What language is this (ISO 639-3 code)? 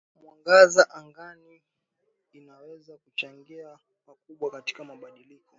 swa